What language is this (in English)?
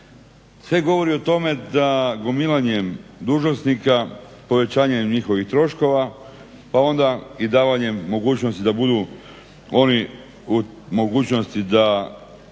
Croatian